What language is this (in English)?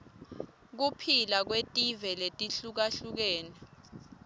Swati